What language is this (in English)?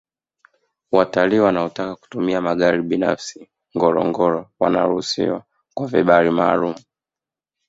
Swahili